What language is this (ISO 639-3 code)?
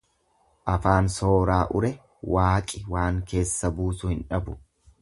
orm